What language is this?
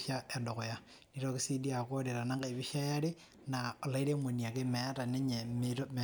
Masai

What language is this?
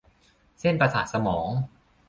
Thai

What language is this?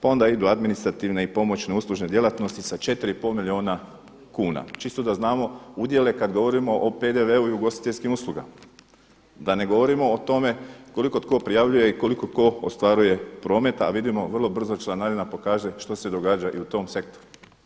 Croatian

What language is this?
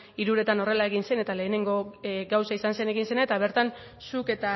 Basque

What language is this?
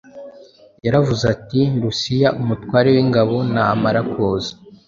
Kinyarwanda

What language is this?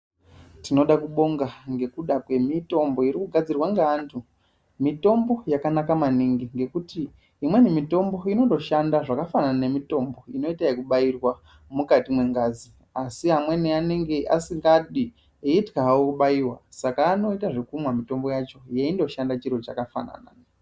Ndau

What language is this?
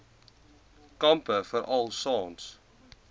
Afrikaans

